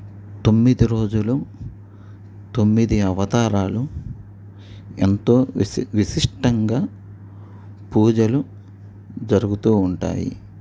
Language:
Telugu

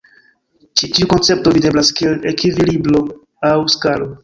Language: Esperanto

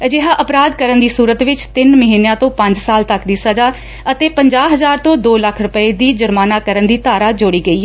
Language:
Punjabi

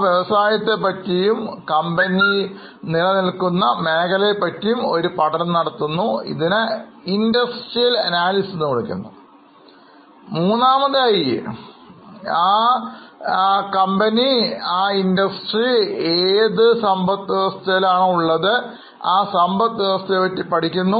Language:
Malayalam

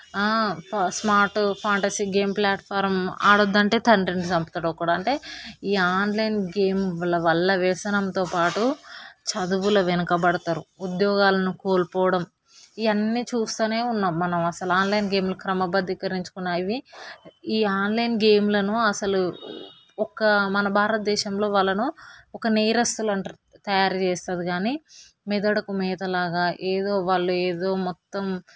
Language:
Telugu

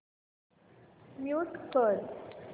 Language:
Marathi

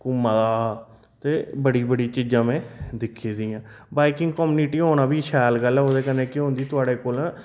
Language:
Dogri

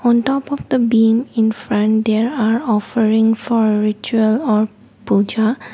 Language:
English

